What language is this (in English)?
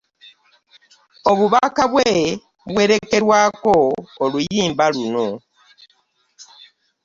Ganda